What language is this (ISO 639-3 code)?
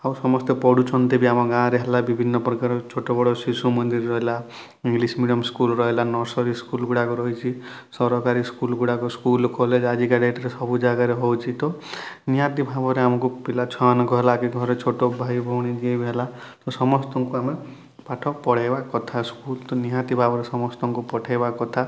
ori